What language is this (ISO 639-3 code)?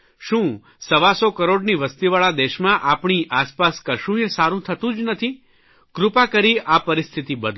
guj